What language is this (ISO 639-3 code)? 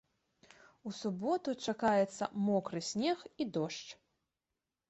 bel